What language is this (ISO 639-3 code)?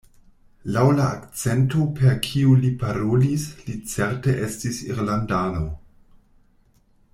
epo